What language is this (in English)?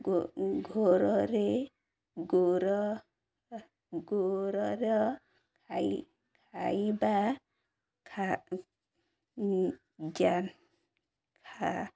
Odia